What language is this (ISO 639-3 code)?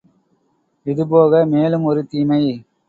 tam